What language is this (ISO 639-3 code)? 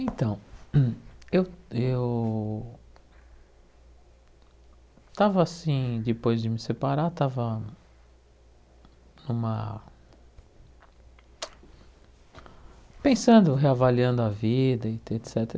por